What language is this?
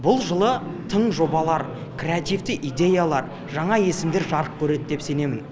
Kazakh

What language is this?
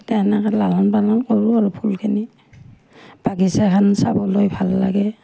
Assamese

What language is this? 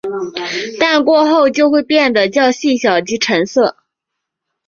Chinese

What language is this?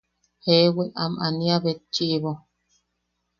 Yaqui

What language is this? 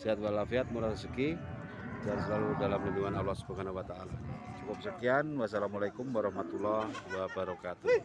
Indonesian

